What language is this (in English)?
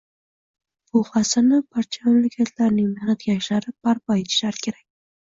Uzbek